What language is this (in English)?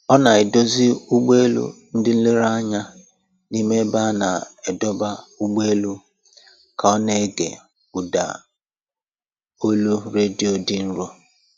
Igbo